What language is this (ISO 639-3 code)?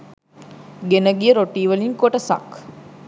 sin